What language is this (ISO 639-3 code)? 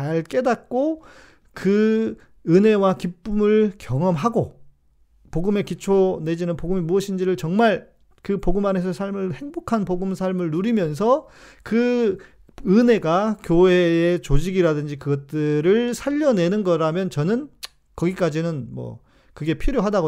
kor